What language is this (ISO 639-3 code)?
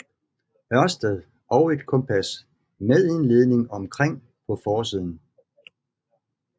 dan